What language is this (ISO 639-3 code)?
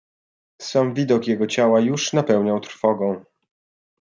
pol